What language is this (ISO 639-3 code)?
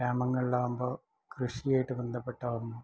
mal